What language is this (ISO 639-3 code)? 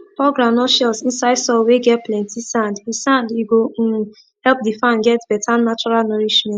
pcm